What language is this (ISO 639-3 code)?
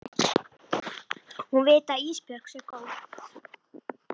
isl